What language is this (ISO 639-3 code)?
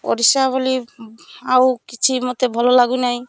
ori